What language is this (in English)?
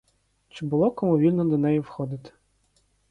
Ukrainian